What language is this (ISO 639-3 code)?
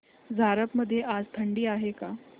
mar